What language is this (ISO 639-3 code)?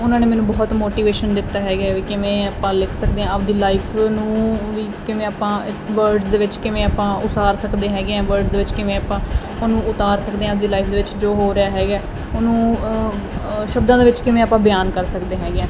pan